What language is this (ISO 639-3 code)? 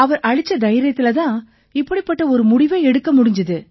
tam